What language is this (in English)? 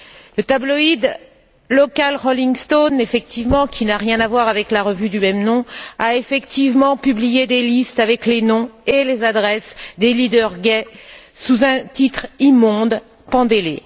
French